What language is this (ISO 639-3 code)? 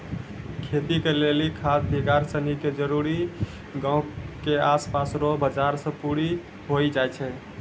mai